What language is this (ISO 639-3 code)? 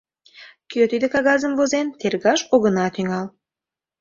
chm